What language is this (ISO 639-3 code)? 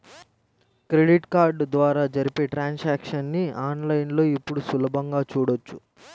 tel